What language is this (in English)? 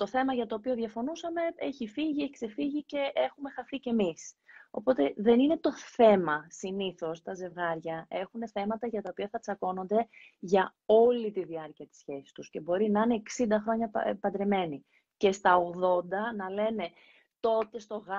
Greek